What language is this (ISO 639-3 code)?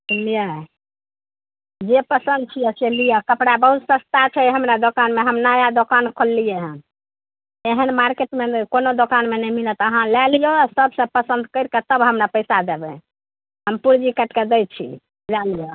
mai